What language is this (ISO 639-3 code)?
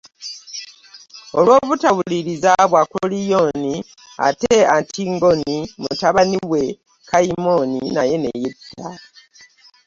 lug